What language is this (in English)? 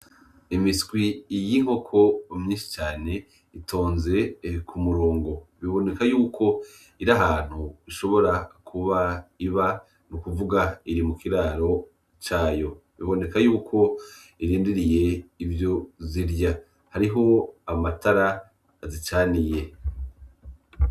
Rundi